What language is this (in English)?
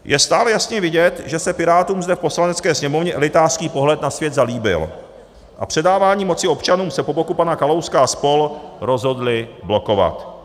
Czech